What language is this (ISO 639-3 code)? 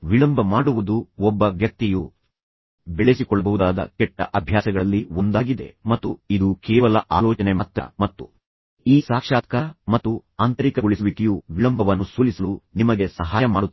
kan